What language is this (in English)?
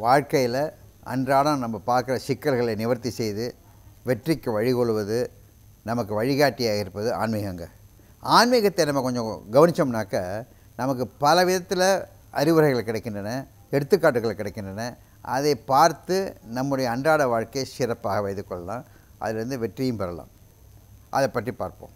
Tamil